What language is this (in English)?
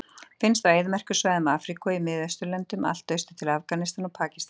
Icelandic